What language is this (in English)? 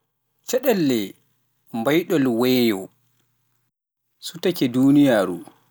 Pular